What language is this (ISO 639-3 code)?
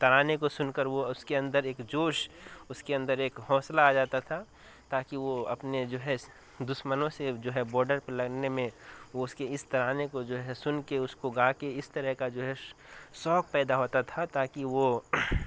urd